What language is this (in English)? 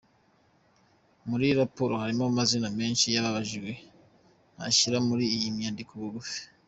Kinyarwanda